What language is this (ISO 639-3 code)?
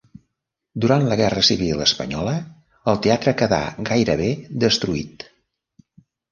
cat